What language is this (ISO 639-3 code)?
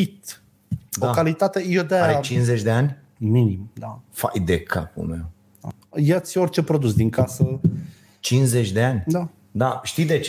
ron